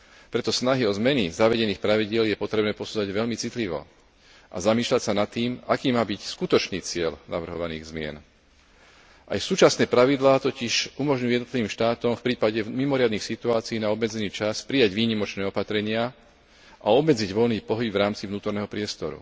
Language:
Slovak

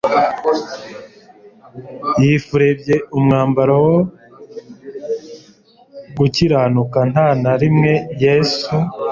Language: Kinyarwanda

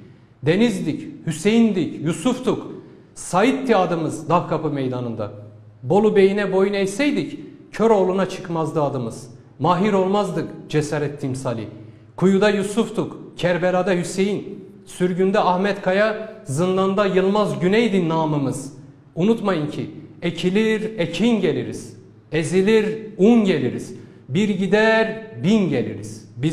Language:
Turkish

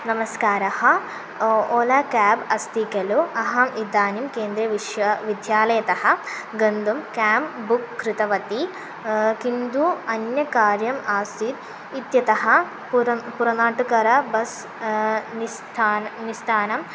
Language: Sanskrit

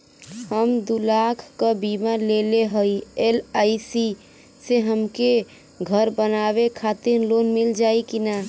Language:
Bhojpuri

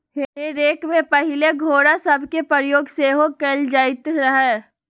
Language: Magahi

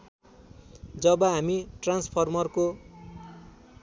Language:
Nepali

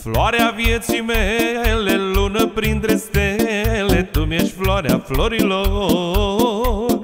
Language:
Romanian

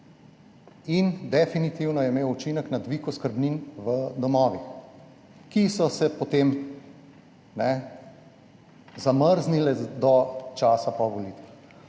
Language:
Slovenian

